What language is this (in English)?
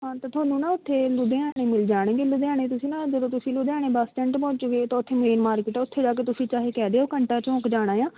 Punjabi